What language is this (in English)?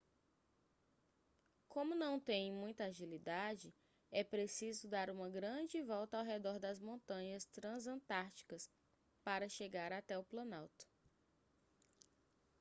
Portuguese